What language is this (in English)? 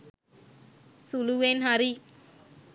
Sinhala